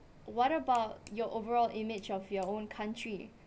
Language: English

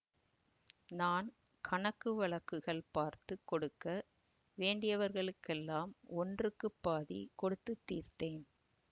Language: Tamil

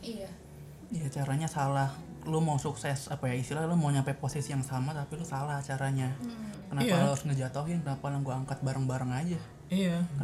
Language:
Indonesian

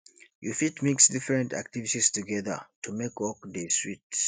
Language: Nigerian Pidgin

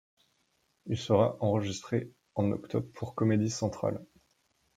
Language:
French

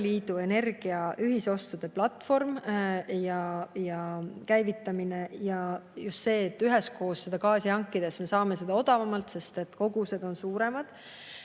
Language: Estonian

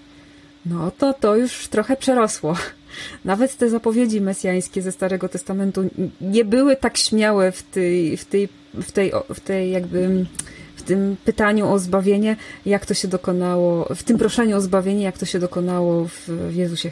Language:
Polish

